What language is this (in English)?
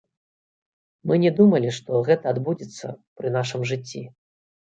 Belarusian